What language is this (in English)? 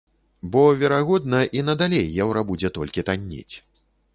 Belarusian